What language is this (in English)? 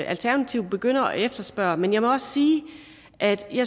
Danish